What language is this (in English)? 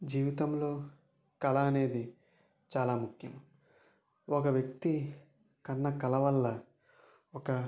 Telugu